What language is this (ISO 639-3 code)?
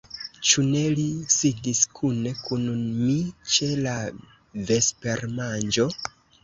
epo